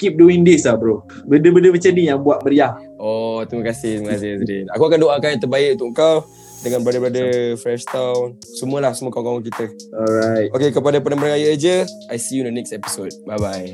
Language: Malay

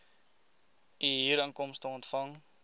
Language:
Afrikaans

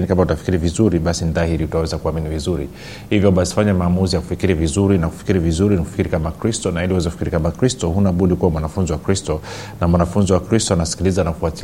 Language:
Swahili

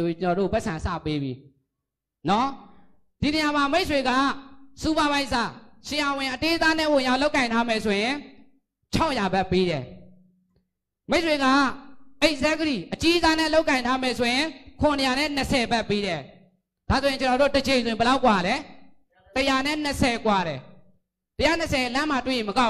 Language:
Thai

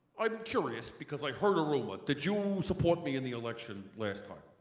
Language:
English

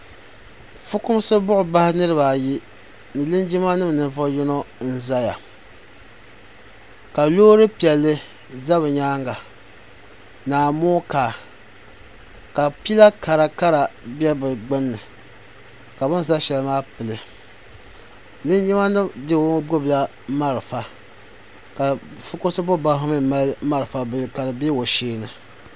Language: Dagbani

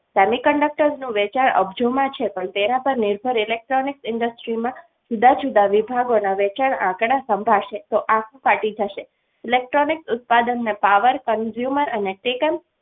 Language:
Gujarati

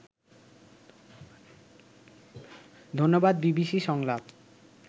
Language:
Bangla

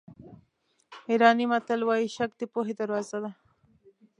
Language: Pashto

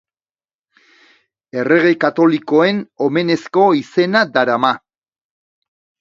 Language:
Basque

